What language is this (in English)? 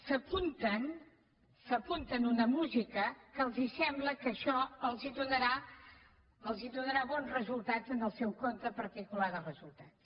Catalan